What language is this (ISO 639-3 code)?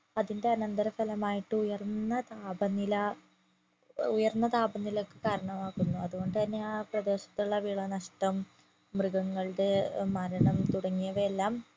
mal